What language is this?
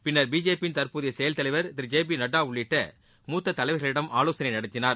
Tamil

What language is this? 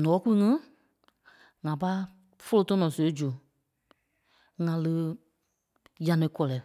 Kpelle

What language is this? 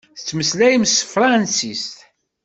Kabyle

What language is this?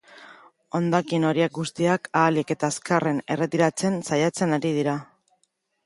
Basque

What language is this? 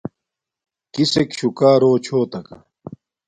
Domaaki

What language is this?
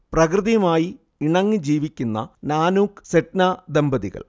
Malayalam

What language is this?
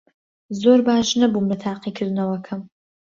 Central Kurdish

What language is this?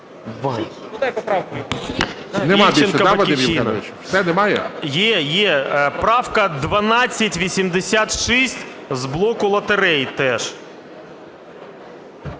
Ukrainian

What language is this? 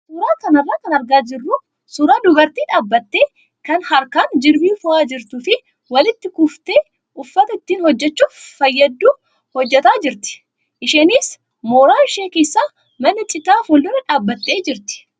Oromo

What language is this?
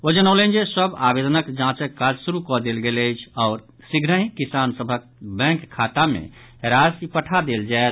Maithili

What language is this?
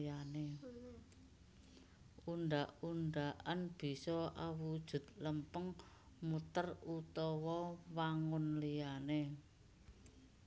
Javanese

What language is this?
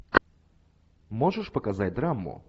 Russian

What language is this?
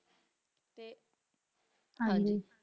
Punjabi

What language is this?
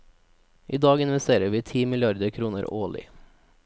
Norwegian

